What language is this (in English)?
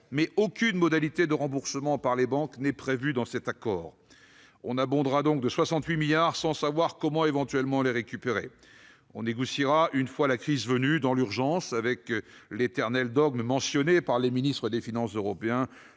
French